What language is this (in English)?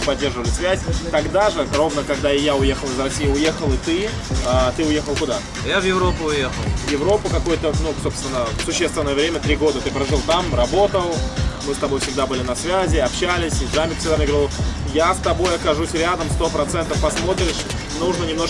Russian